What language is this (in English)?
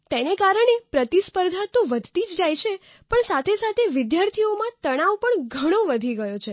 Gujarati